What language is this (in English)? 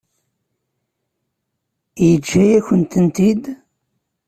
Kabyle